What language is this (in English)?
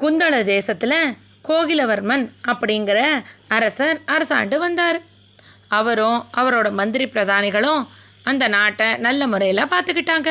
Tamil